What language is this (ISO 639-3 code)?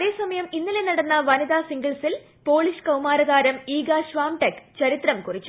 mal